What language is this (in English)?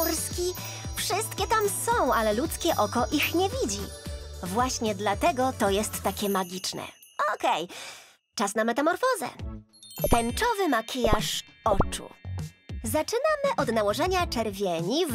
Polish